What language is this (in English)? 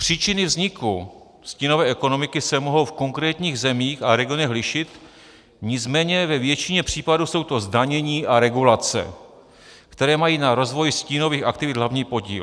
Czech